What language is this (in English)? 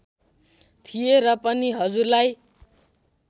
Nepali